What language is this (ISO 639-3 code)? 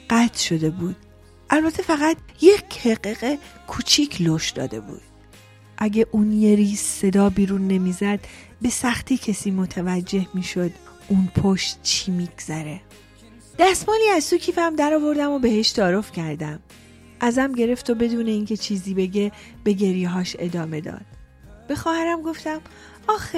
fas